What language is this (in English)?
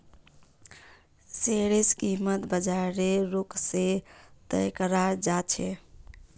Magahi